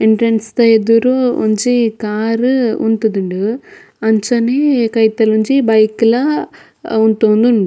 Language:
Tulu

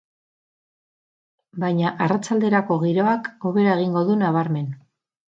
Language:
Basque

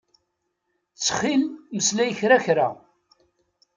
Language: Kabyle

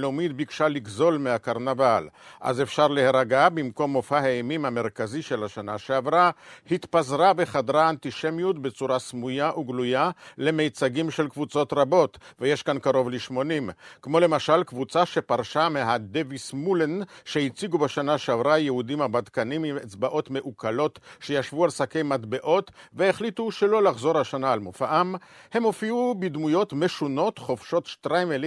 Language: Hebrew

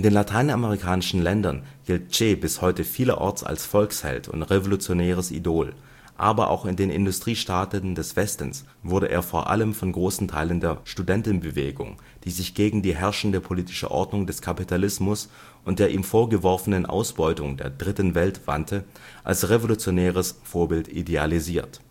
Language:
German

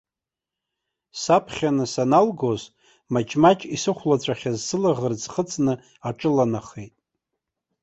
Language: Abkhazian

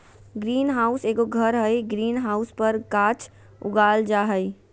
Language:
Magahi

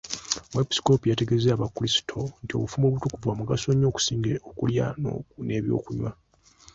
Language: Ganda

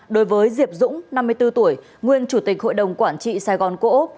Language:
Vietnamese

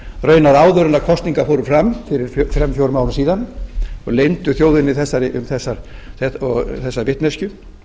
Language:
Icelandic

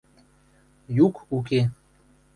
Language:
Western Mari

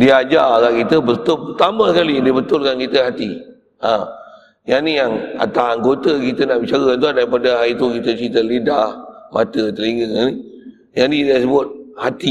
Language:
Malay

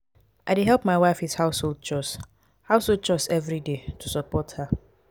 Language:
Nigerian Pidgin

